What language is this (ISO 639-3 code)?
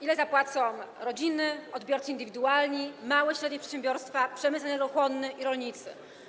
pol